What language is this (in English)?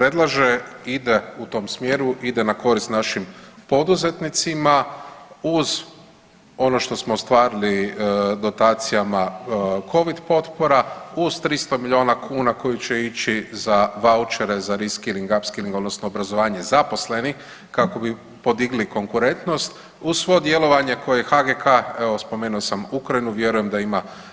Croatian